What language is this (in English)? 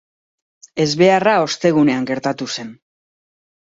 Basque